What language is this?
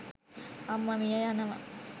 Sinhala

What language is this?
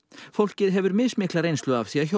Icelandic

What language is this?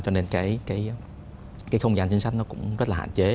Vietnamese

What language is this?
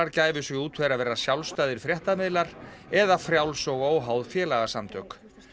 Icelandic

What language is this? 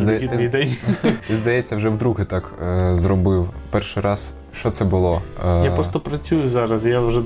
Ukrainian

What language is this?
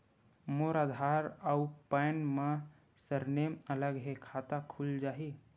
Chhattisgarhi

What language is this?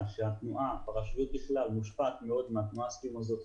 Hebrew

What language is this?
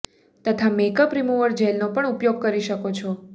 Gujarati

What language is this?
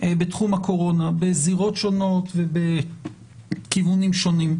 Hebrew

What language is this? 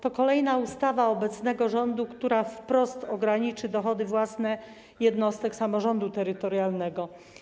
Polish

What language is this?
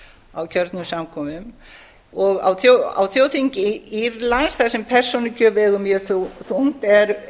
Icelandic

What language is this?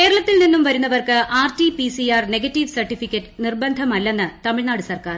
Malayalam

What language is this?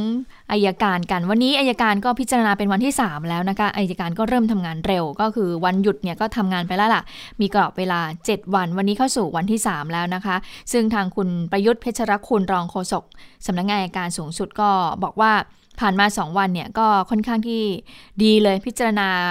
Thai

